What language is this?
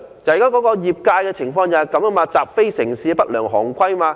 Cantonese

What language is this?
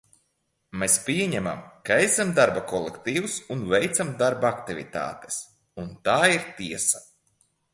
Latvian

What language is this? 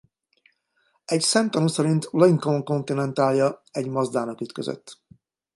Hungarian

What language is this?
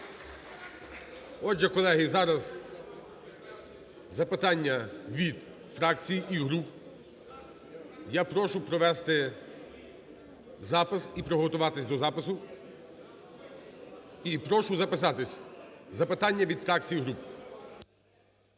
Ukrainian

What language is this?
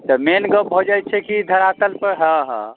Maithili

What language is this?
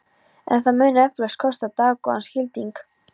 Icelandic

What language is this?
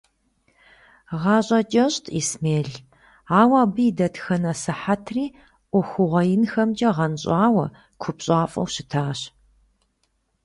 Kabardian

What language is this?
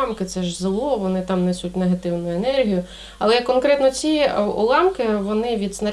Ukrainian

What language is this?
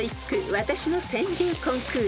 Japanese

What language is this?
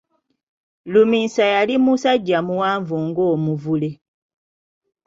Ganda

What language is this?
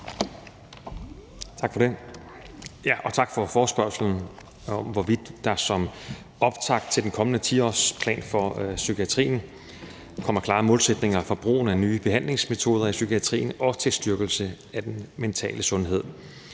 Danish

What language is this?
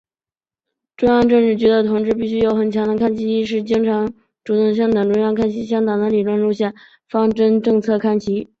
Chinese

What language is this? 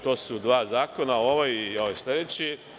Serbian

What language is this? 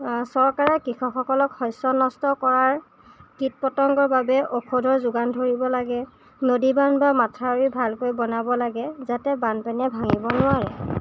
Assamese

